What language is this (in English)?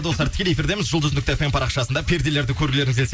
Kazakh